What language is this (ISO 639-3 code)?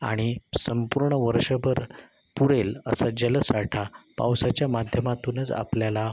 mar